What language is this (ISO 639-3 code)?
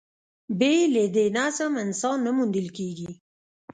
pus